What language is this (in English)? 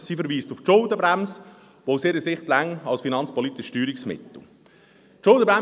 Swiss German